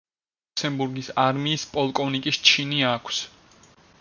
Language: Georgian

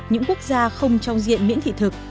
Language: Vietnamese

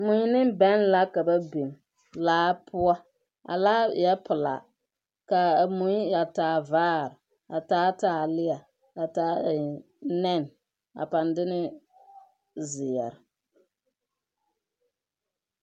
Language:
Southern Dagaare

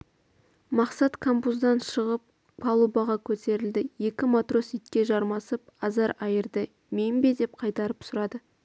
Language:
Kazakh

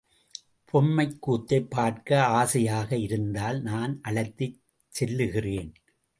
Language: Tamil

